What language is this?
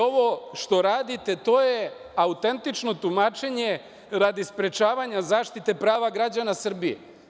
Serbian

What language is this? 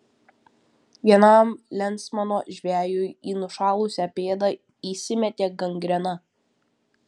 Lithuanian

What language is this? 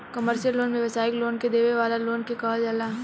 Bhojpuri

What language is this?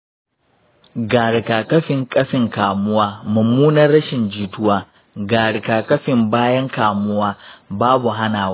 Hausa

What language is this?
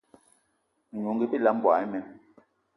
Eton (Cameroon)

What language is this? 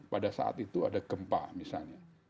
Indonesian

